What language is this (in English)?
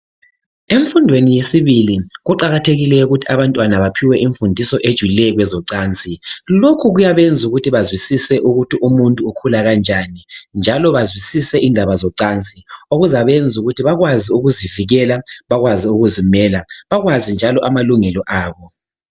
North Ndebele